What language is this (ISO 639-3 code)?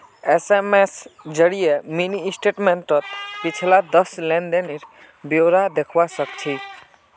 mag